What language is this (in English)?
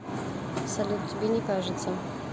Russian